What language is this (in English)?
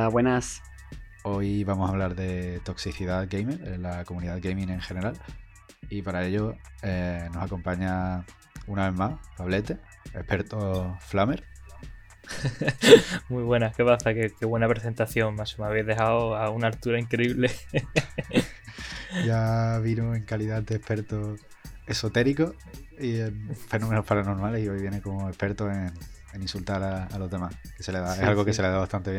Spanish